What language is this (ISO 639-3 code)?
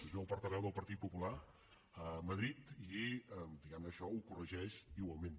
cat